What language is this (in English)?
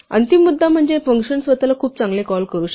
Marathi